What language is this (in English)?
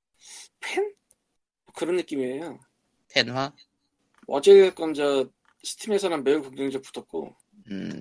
Korean